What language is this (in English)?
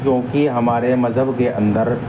Urdu